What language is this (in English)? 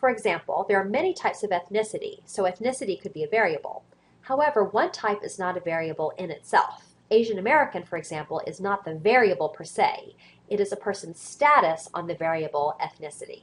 English